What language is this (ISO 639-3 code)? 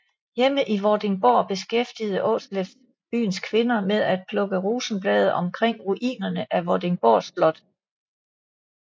dan